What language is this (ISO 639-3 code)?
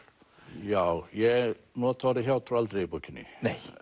isl